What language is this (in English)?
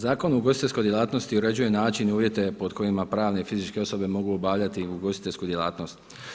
Croatian